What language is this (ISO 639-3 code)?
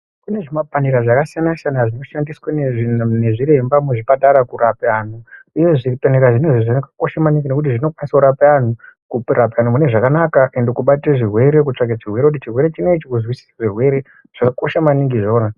ndc